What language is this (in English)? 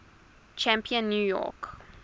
English